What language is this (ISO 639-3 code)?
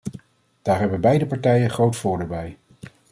nld